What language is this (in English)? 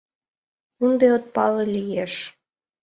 Mari